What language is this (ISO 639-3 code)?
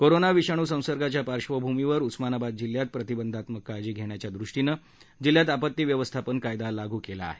mar